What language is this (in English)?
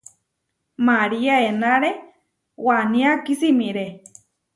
Huarijio